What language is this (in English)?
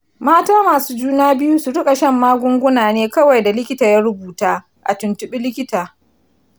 Hausa